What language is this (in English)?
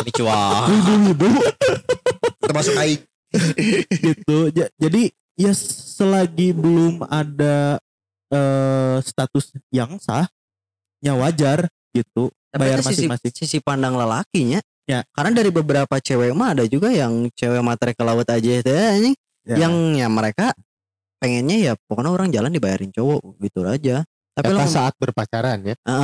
Indonesian